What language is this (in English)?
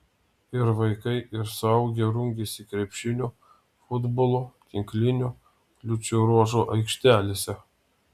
Lithuanian